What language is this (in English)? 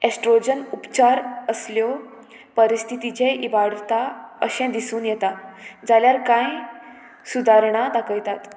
Konkani